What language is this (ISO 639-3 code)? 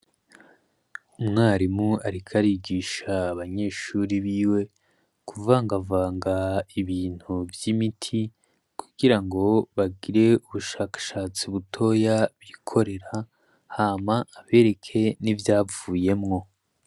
run